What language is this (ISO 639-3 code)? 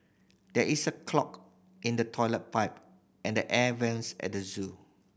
eng